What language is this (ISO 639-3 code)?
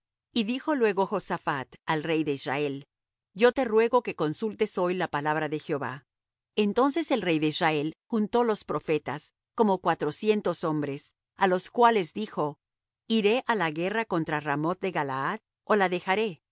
spa